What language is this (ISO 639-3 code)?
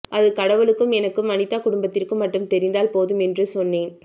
tam